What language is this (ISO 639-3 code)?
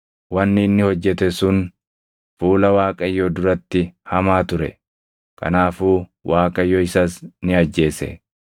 orm